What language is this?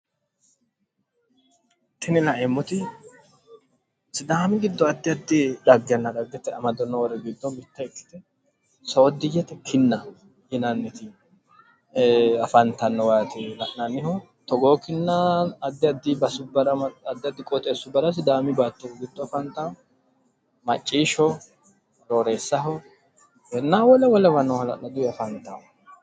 Sidamo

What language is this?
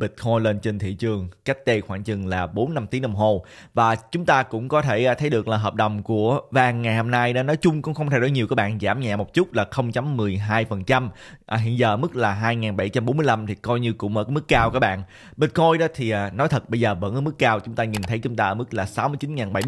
Vietnamese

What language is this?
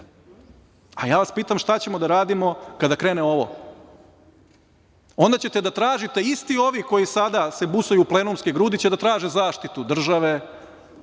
Serbian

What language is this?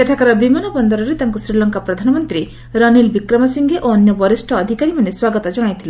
Odia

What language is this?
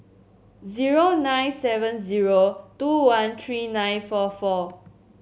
English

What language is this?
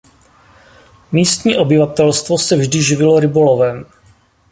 Czech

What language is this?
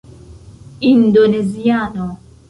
Esperanto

